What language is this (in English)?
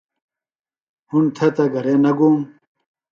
Phalura